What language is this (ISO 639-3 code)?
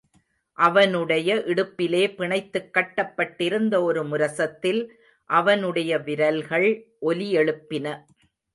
tam